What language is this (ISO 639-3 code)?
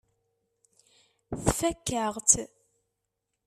kab